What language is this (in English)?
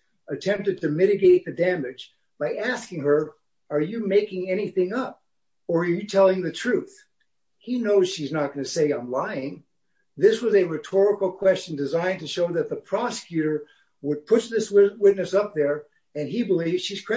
English